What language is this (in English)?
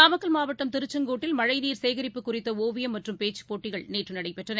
Tamil